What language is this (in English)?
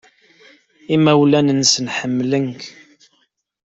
Kabyle